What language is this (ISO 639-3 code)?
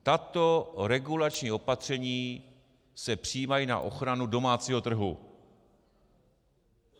ces